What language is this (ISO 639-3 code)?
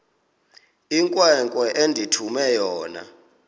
xho